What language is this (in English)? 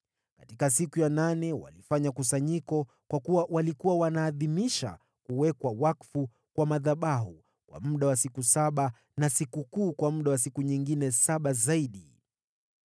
Swahili